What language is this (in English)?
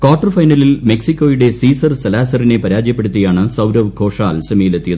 Malayalam